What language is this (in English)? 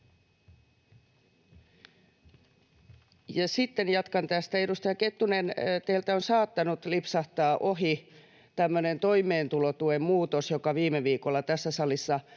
Finnish